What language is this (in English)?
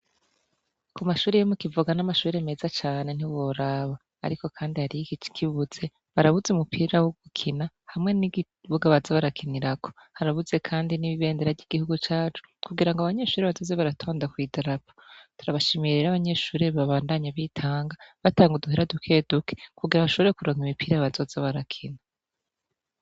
Rundi